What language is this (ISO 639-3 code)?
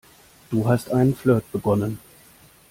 deu